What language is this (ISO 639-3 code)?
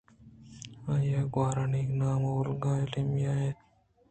bgp